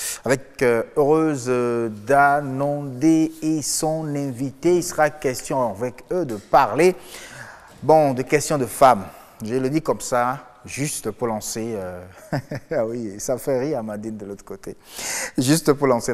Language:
French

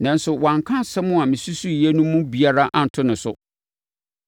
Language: Akan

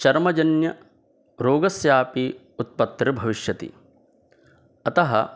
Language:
Sanskrit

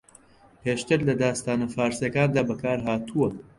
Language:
Central Kurdish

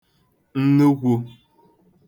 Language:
Igbo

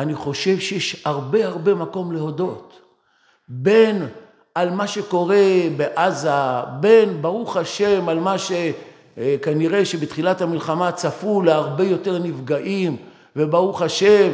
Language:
Hebrew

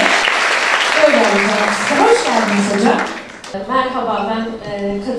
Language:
Turkish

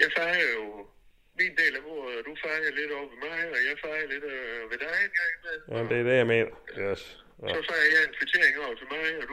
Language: Danish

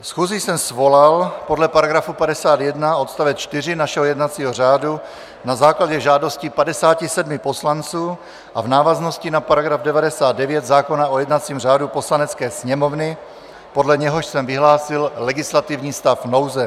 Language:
Czech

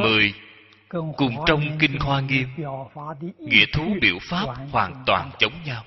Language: Vietnamese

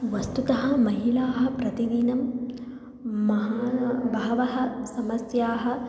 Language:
Sanskrit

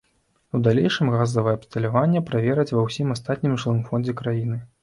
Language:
Belarusian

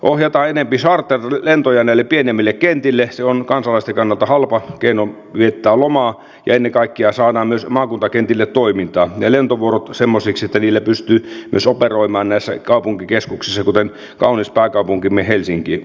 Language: Finnish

